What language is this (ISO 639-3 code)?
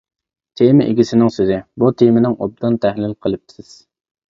uig